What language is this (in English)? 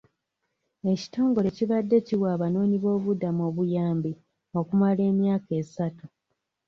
Ganda